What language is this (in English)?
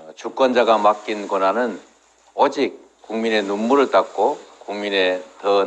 Korean